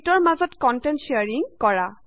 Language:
Assamese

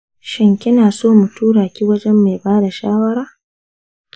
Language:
Hausa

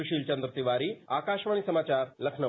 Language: Hindi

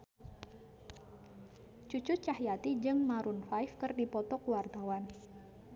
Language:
Sundanese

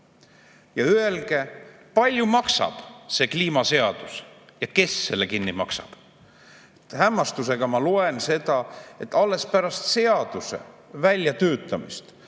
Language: Estonian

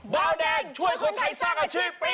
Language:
Thai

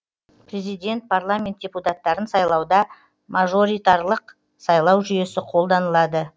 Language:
Kazakh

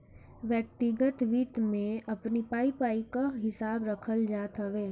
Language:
Bhojpuri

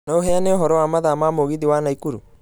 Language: Kikuyu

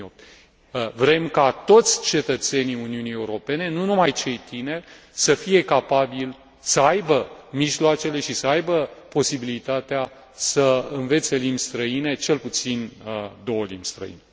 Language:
Romanian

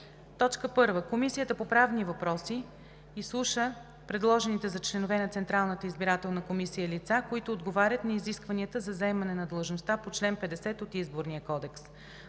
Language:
Bulgarian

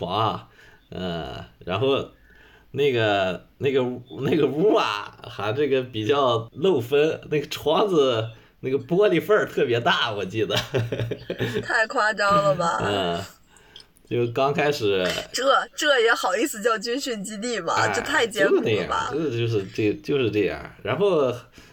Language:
Chinese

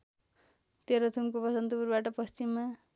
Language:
Nepali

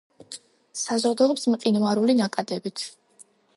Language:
Georgian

